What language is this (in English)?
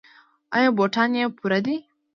Pashto